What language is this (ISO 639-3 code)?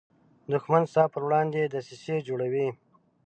pus